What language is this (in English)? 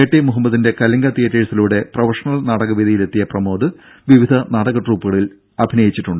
Malayalam